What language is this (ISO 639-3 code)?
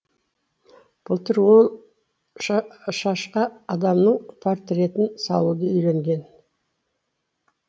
kaz